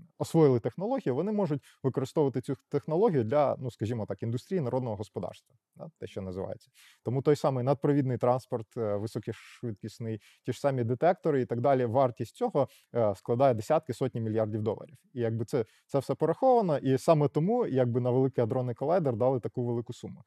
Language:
Ukrainian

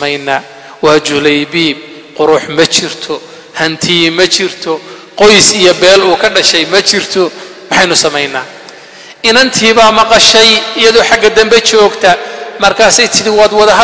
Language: Arabic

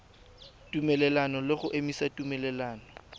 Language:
Tswana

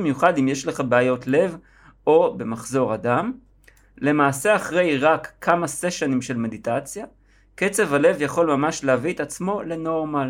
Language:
Hebrew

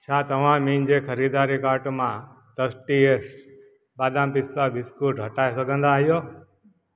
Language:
Sindhi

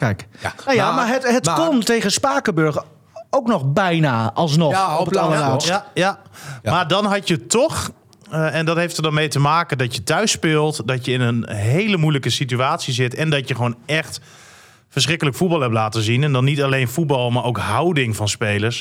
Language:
Dutch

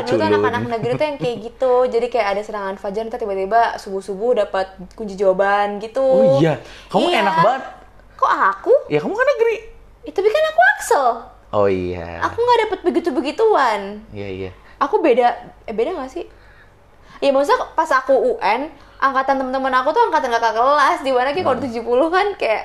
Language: Indonesian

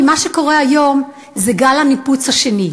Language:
Hebrew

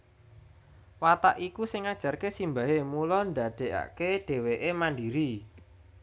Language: Javanese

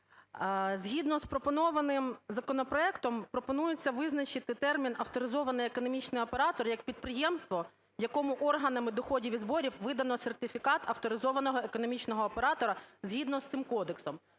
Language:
Ukrainian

